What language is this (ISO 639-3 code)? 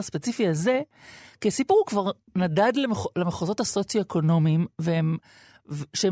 heb